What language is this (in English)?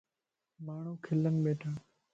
Lasi